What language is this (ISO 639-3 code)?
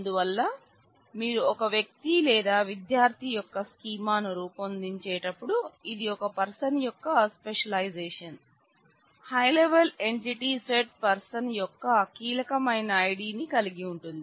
tel